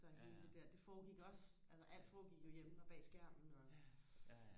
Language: Danish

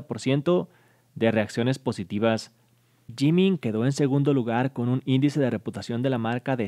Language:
Spanish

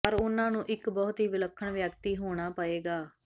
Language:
Punjabi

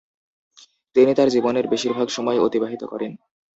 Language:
Bangla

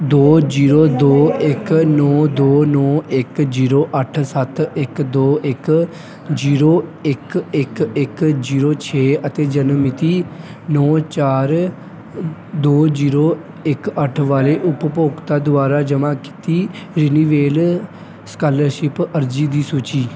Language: Punjabi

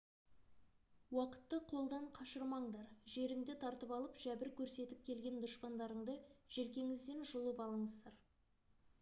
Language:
Kazakh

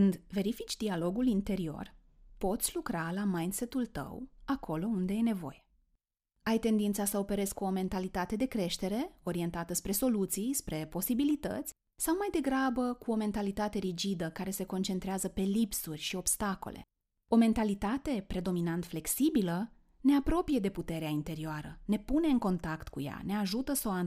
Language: Romanian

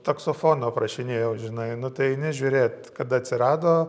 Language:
Lithuanian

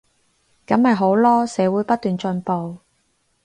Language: Cantonese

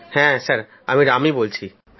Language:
Bangla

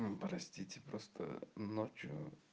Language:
Russian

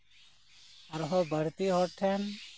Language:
Santali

